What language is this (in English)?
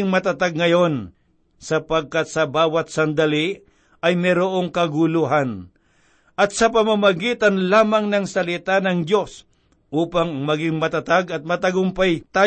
Filipino